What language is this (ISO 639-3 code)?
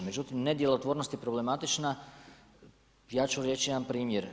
hrv